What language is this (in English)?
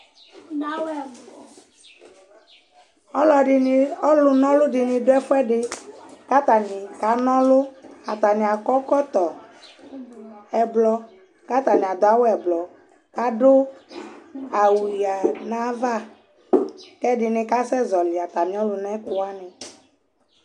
Ikposo